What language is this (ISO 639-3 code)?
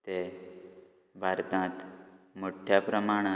kok